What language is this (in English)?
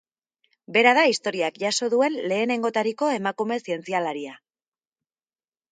Basque